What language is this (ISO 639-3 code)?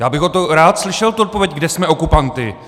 ces